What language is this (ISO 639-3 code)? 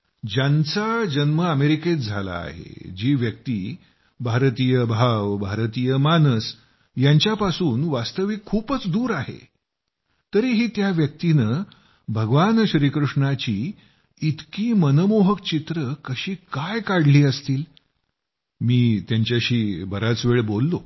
mar